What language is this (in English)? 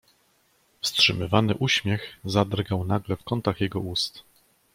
Polish